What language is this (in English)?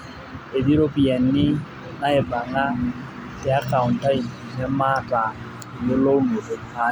Masai